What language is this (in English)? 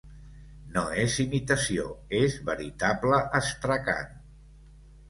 Catalan